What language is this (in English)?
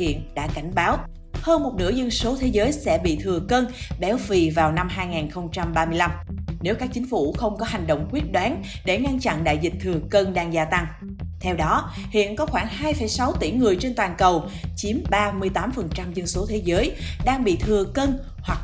Vietnamese